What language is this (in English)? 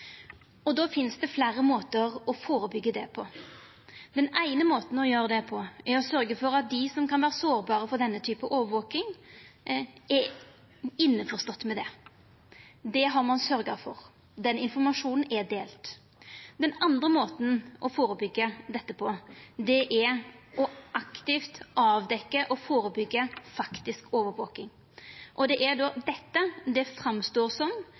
Norwegian Nynorsk